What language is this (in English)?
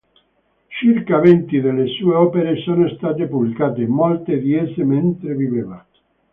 Italian